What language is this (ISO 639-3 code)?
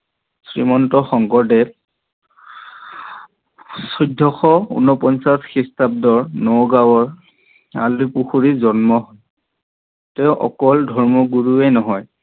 asm